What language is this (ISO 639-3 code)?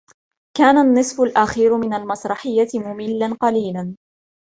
ara